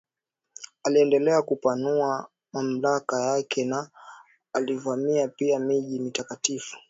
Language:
Swahili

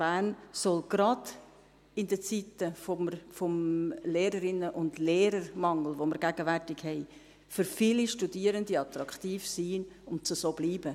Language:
Swiss German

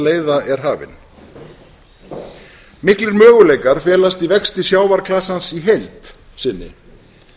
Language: Icelandic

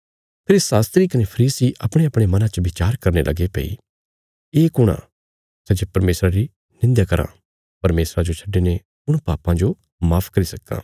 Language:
Bilaspuri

